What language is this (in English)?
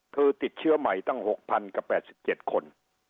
Thai